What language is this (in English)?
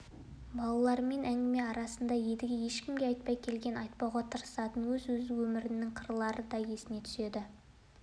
Kazakh